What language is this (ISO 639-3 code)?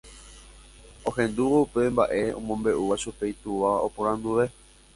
grn